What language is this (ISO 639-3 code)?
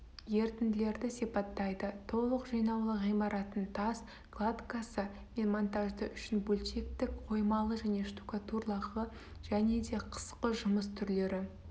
kaz